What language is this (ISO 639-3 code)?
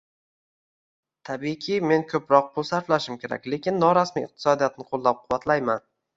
uzb